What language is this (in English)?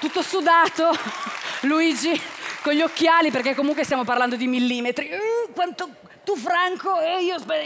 Italian